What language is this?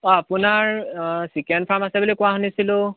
Assamese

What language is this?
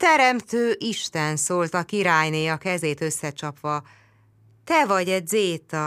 Hungarian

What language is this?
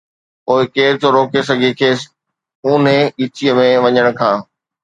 Sindhi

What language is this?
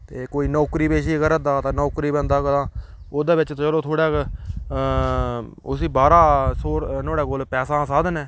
Dogri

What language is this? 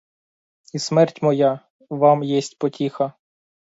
Ukrainian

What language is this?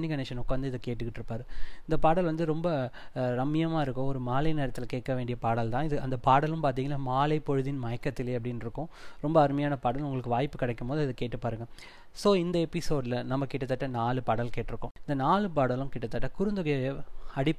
Tamil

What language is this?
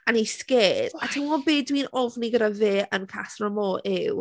Welsh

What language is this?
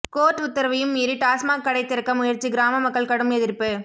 Tamil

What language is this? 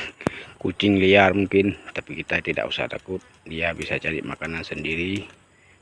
Indonesian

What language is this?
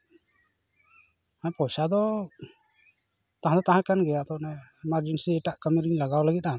Santali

